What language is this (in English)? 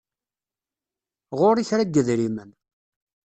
Kabyle